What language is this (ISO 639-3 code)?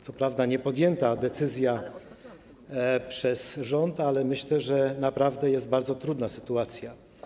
pol